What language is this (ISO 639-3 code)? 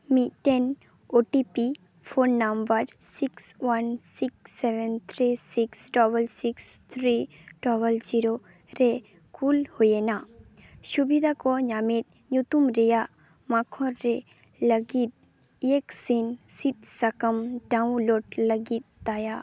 sat